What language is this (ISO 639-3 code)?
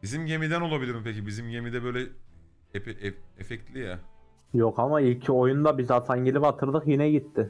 tur